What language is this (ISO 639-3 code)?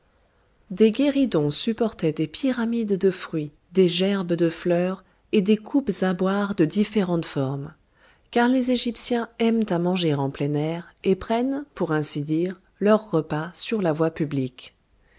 fra